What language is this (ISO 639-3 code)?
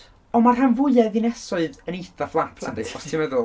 cym